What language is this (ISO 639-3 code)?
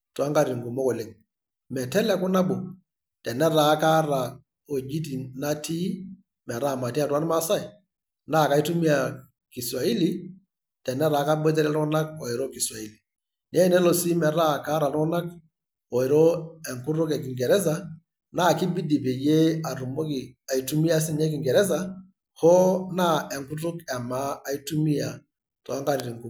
mas